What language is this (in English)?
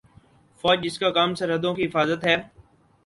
Urdu